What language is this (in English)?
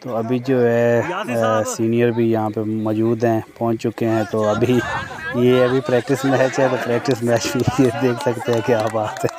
Hindi